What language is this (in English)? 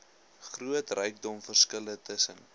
Afrikaans